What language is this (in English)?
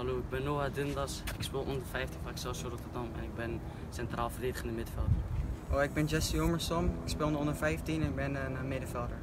Dutch